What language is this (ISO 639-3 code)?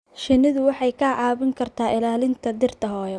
som